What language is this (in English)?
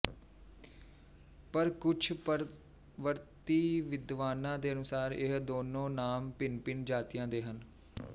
Punjabi